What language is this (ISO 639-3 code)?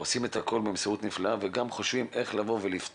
heb